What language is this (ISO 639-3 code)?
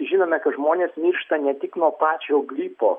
lit